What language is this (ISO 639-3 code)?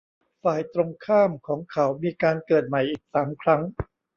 tha